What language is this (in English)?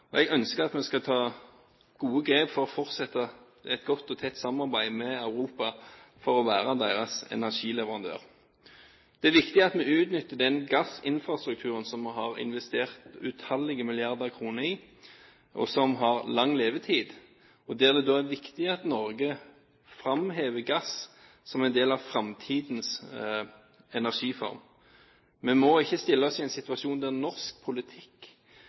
Norwegian Bokmål